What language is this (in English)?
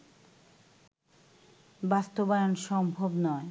Bangla